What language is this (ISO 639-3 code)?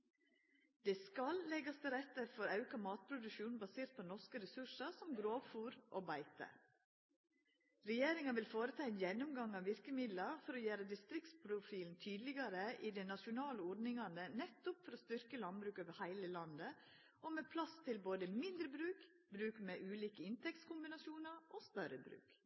nno